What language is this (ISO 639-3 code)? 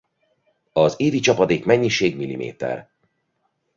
hun